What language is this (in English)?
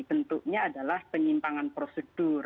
Indonesian